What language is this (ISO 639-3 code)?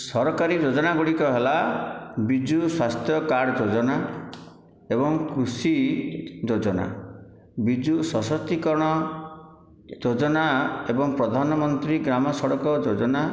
ori